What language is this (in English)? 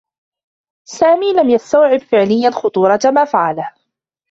Arabic